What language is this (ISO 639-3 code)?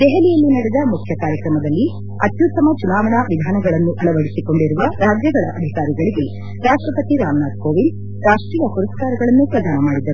kan